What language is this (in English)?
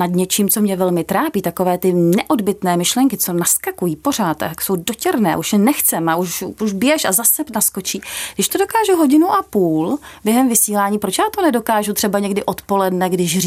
Czech